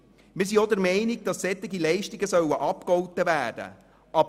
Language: Swiss German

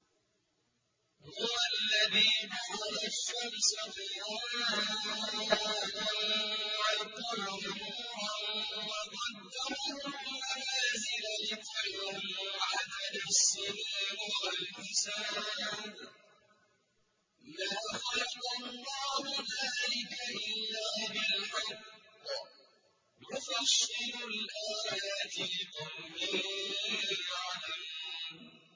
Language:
Arabic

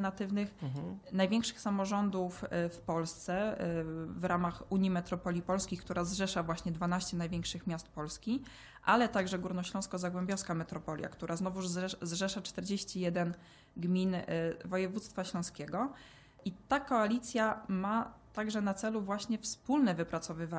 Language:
Polish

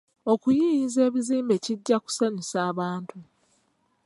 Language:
Ganda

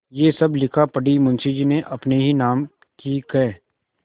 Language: Hindi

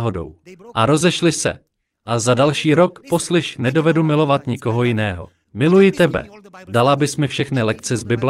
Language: Czech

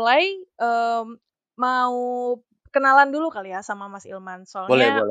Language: Indonesian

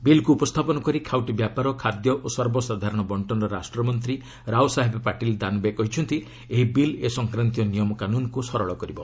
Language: Odia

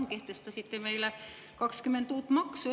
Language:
Estonian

